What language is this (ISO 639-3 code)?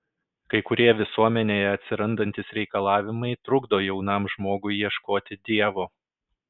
lit